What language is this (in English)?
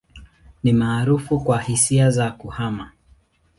Swahili